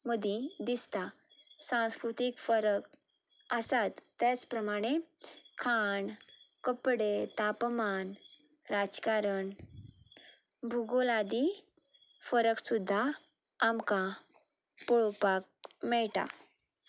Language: Konkani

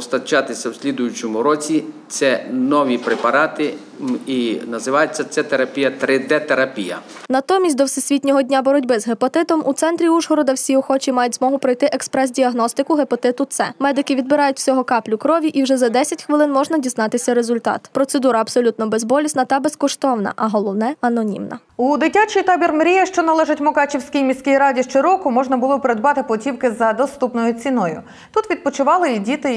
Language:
Ukrainian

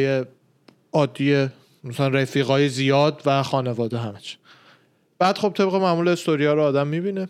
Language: Persian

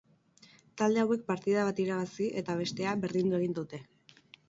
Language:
Basque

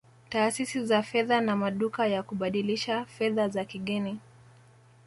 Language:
Swahili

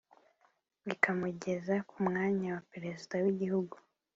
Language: Kinyarwanda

